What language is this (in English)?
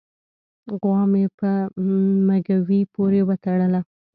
Pashto